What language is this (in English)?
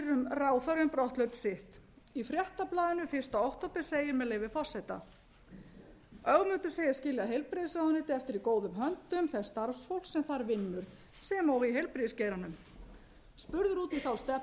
Icelandic